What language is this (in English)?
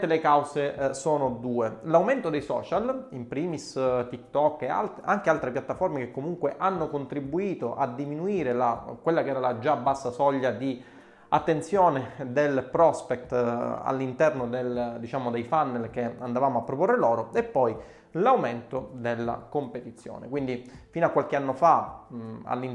Italian